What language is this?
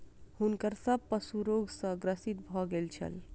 Maithili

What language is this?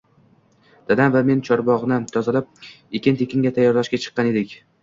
Uzbek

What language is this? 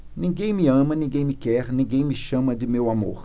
Portuguese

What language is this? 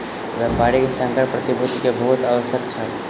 Maithili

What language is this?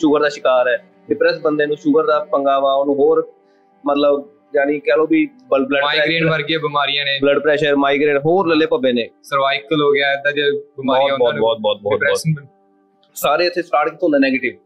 Punjabi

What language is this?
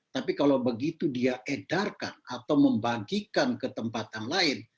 Indonesian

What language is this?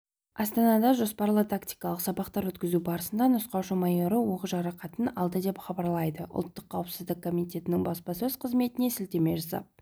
Kazakh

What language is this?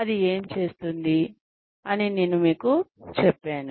Telugu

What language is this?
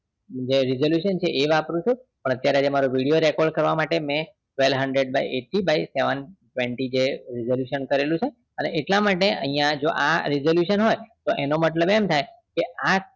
Gujarati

